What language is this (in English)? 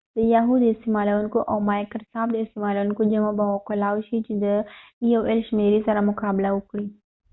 Pashto